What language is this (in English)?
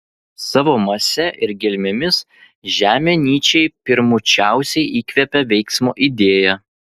Lithuanian